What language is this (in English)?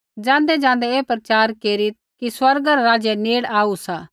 Kullu Pahari